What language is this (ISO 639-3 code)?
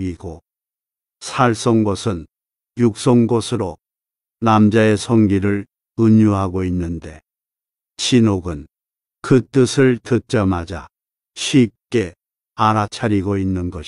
kor